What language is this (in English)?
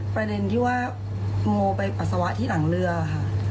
Thai